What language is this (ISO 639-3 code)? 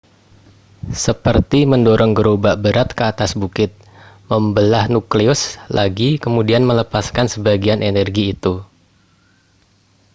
ind